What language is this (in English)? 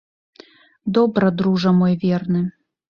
Belarusian